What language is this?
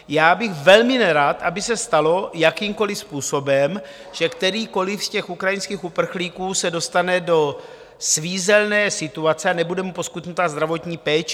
Czech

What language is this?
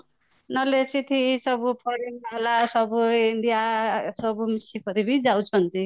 Odia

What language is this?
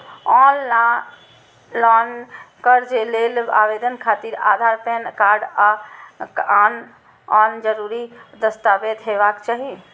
Maithili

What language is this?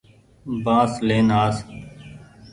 Goaria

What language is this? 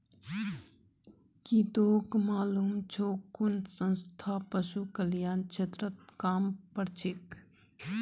Magahi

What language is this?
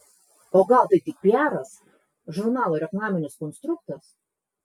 Lithuanian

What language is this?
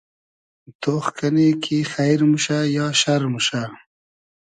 Hazaragi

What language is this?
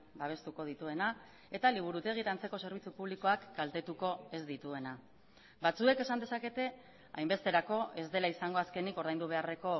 Basque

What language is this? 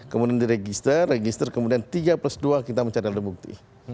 Indonesian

